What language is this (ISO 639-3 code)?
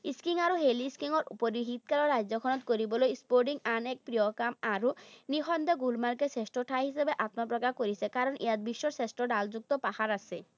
asm